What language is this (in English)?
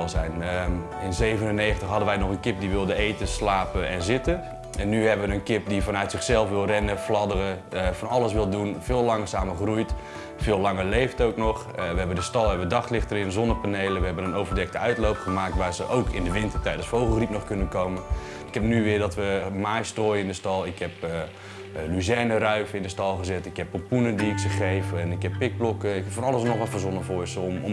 Dutch